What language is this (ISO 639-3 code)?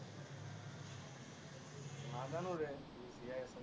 asm